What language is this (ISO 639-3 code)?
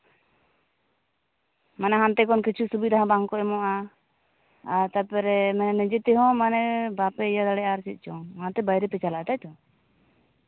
sat